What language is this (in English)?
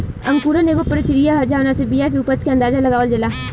Bhojpuri